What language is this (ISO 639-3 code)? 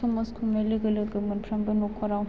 brx